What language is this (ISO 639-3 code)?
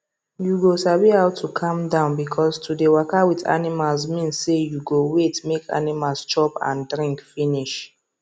pcm